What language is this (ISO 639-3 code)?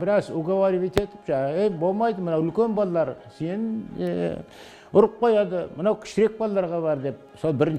tur